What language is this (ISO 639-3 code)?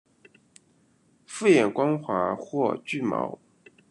zho